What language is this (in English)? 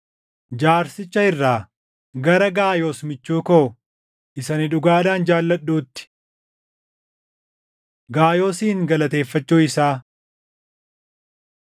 Oromo